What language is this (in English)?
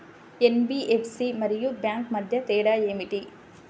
Telugu